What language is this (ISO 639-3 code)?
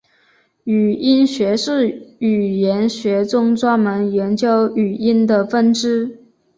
zho